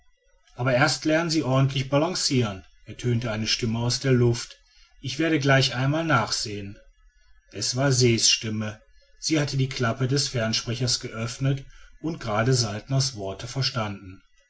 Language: German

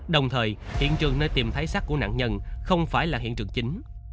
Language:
Vietnamese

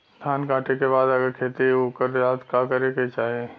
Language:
Bhojpuri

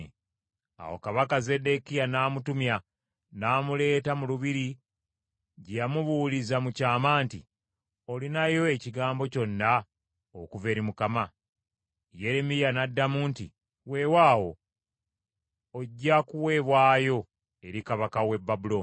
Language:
Ganda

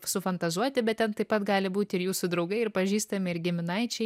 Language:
Lithuanian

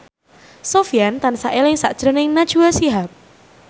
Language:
Javanese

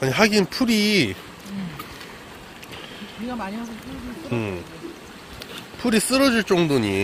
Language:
Korean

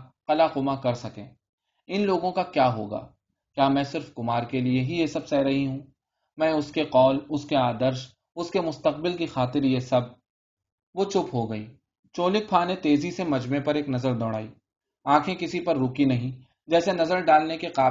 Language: Urdu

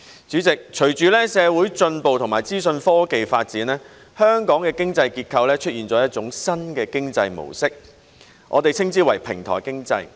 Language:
Cantonese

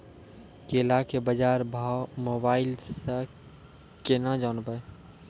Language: Maithili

